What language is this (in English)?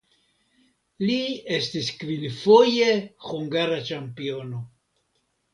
Esperanto